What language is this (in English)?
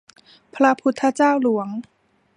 Thai